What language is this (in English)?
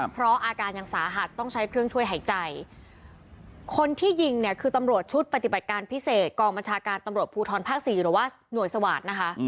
Thai